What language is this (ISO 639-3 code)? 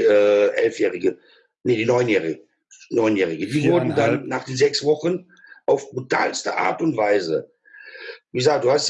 deu